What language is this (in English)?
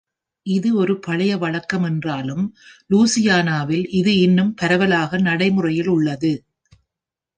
Tamil